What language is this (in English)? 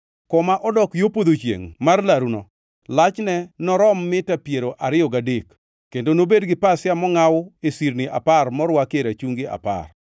Luo (Kenya and Tanzania)